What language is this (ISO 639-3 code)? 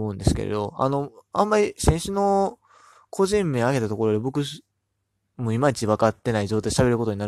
jpn